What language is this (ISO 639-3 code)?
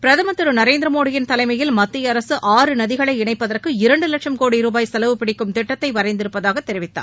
tam